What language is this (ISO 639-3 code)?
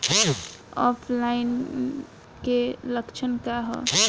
bho